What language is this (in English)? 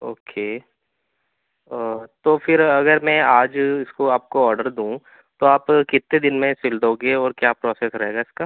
Urdu